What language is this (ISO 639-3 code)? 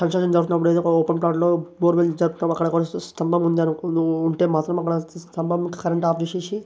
tel